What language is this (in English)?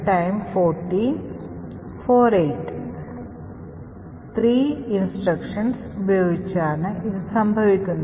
Malayalam